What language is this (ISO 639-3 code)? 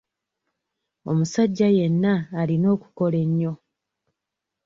lug